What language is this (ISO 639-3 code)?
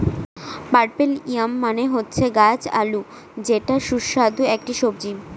ben